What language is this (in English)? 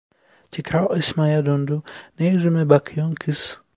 Turkish